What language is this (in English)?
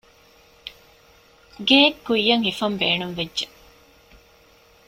Divehi